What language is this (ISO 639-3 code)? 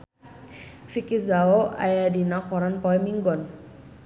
sun